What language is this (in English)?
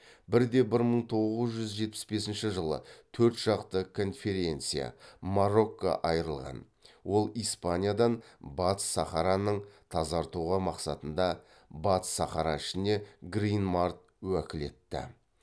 Kazakh